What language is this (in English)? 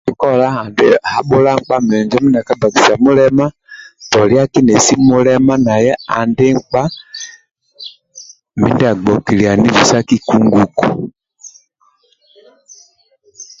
Amba (Uganda)